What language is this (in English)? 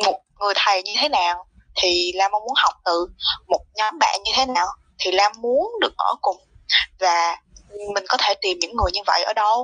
Vietnamese